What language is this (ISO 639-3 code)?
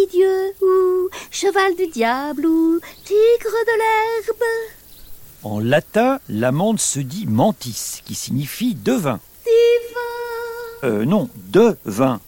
fra